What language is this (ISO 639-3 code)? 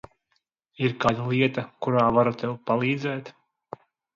lav